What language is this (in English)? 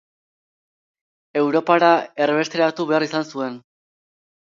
Basque